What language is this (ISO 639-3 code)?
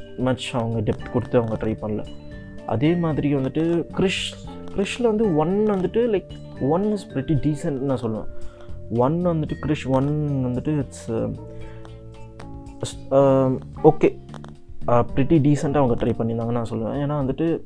tam